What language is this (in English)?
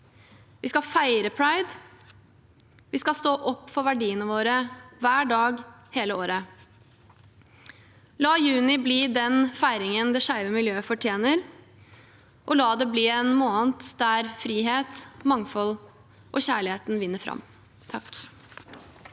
Norwegian